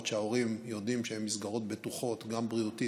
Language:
Hebrew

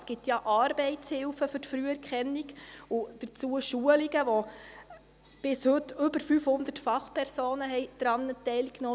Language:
Swiss German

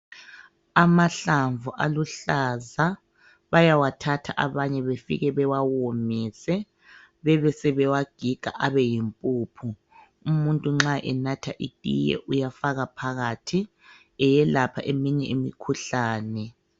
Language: North Ndebele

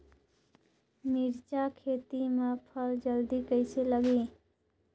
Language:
Chhattisgarhi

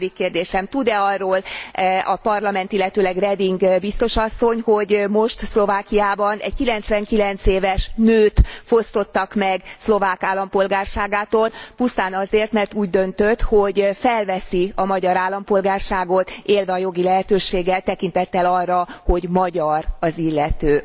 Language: Hungarian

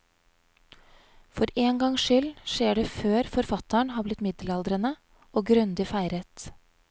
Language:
Norwegian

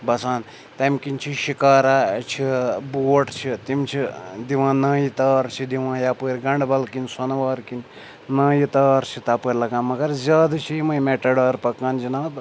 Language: Kashmiri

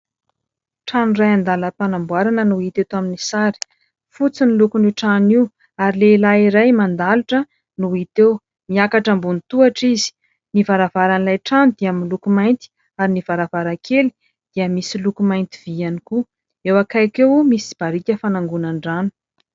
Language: Malagasy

